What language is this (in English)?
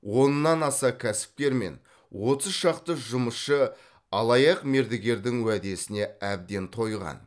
Kazakh